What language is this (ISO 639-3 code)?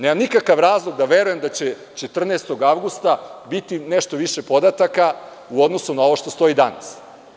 srp